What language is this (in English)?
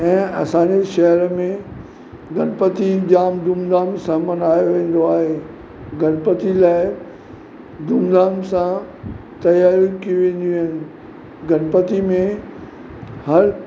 Sindhi